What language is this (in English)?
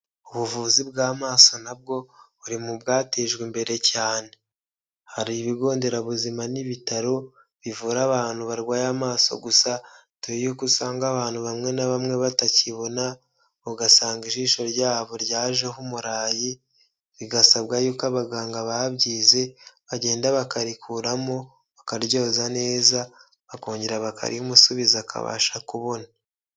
Kinyarwanda